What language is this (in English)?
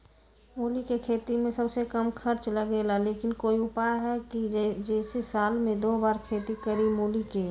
Magahi